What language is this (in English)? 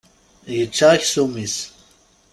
Kabyle